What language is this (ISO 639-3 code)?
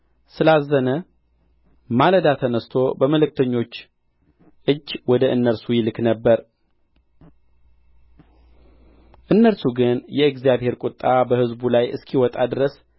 amh